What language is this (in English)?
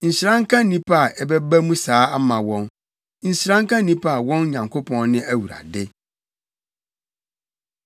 Akan